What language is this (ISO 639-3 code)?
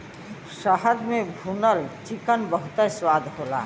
bho